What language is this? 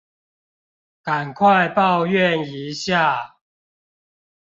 Chinese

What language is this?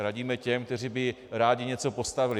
Czech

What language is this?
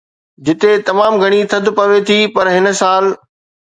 Sindhi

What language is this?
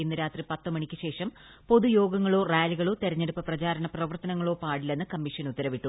Malayalam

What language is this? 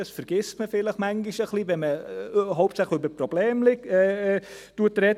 Swiss German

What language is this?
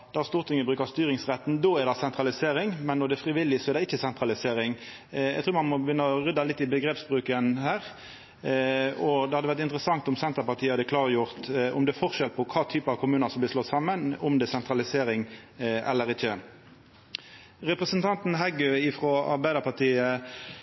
Norwegian Nynorsk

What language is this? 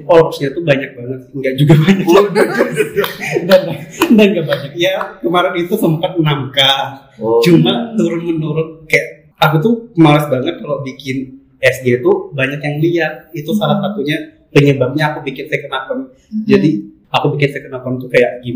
Indonesian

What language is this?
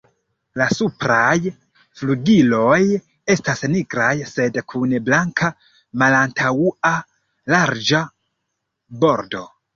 Esperanto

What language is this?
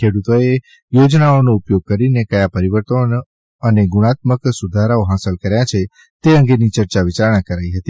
Gujarati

